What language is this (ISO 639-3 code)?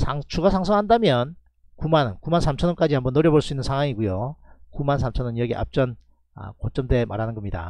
kor